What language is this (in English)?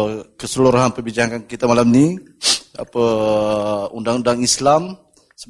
Malay